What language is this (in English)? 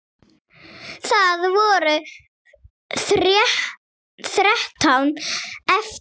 Icelandic